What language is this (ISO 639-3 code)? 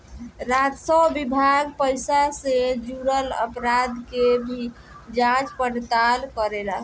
bho